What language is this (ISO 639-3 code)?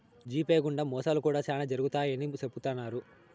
tel